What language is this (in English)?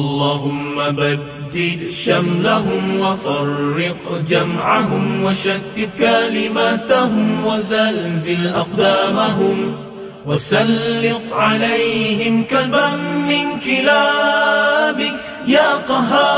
Arabic